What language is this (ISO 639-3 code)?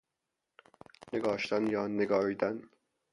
fas